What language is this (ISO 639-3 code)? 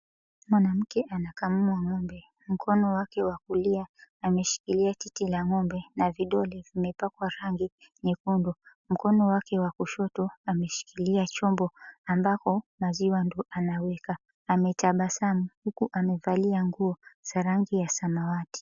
swa